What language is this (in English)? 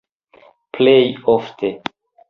Esperanto